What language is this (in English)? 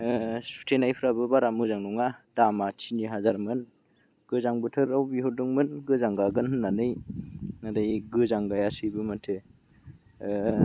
Bodo